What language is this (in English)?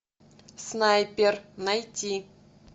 Russian